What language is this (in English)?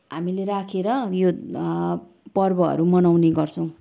Nepali